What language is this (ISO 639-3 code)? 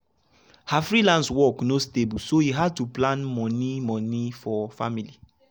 pcm